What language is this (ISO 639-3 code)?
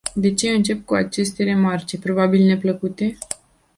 ron